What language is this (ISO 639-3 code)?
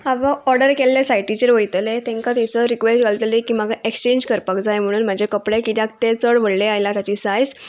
kok